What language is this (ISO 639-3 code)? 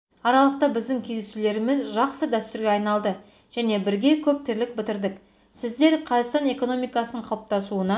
kaz